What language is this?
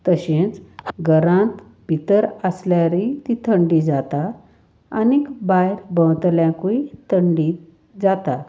Konkani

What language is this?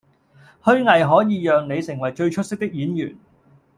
Cantonese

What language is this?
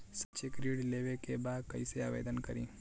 Bhojpuri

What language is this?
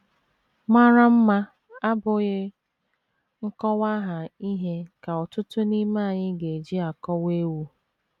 Igbo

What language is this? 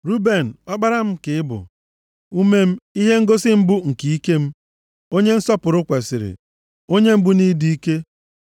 Igbo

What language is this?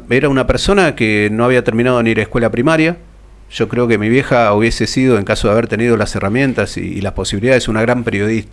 Spanish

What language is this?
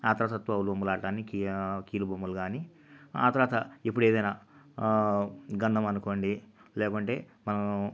Telugu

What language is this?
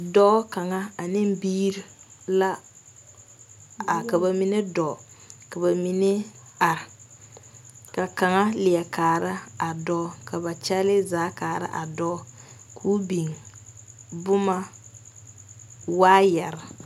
Southern Dagaare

